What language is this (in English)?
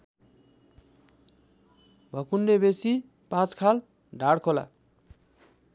Nepali